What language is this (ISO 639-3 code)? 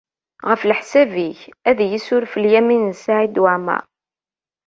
kab